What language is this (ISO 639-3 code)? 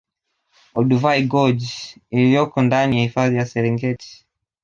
swa